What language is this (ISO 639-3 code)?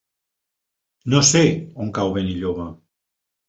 cat